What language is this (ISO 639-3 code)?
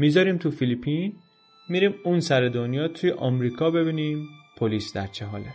fas